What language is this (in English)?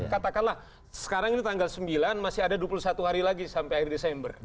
Indonesian